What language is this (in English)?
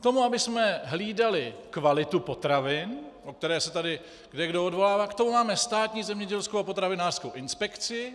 Czech